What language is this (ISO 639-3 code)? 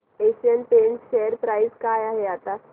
mar